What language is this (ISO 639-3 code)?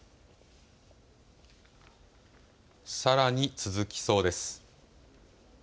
jpn